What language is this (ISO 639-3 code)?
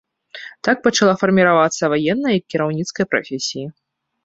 bel